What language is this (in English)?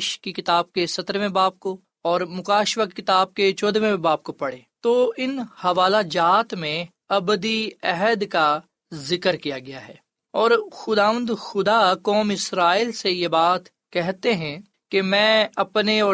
Urdu